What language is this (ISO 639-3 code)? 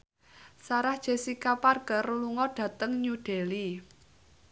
jav